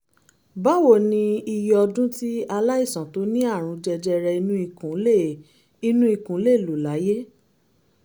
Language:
Yoruba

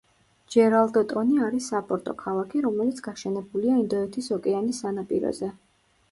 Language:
Georgian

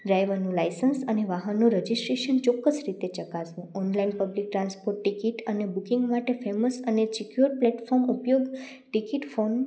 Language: Gujarati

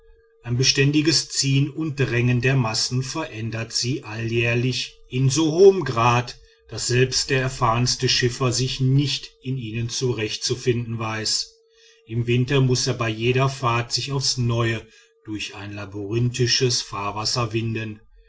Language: German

